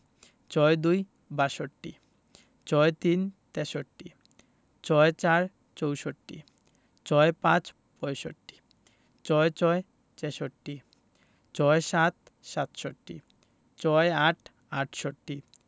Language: Bangla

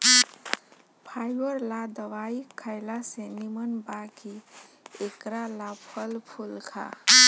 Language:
Bhojpuri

